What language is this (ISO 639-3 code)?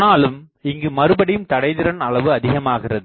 tam